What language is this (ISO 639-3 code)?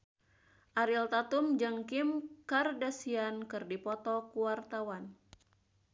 sun